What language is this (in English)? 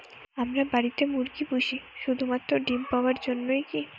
Bangla